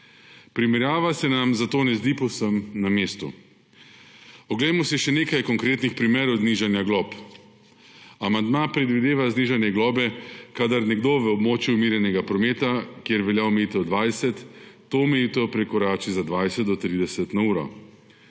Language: Slovenian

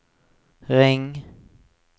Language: Norwegian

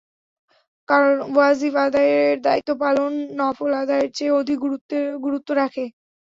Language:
Bangla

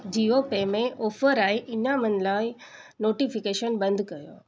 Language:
Sindhi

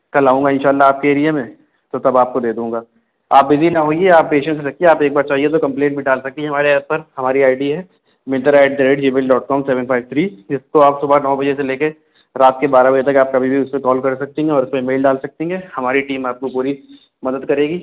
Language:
Urdu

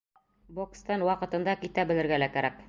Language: Bashkir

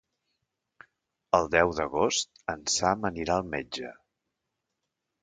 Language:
Catalan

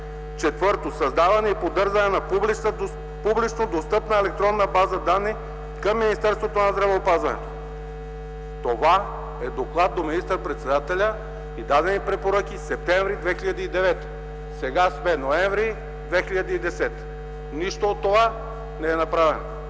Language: Bulgarian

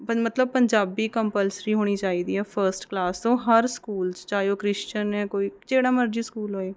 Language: Punjabi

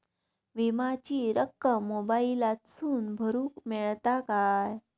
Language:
Marathi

